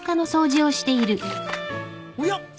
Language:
Japanese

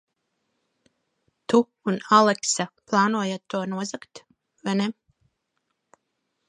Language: Latvian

